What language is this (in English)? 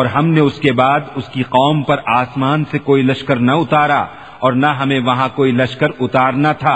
Urdu